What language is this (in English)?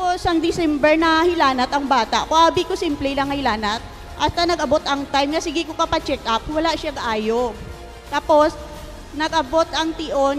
Filipino